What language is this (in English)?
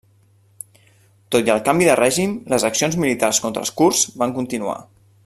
Catalan